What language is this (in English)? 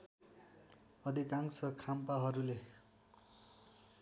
Nepali